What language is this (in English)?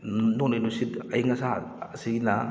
Manipuri